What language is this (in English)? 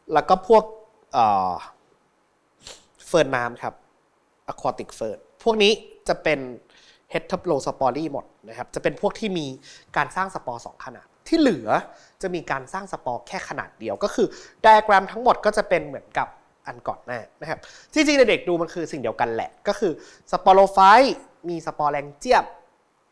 Thai